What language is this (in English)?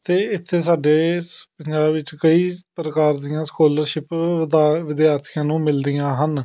Punjabi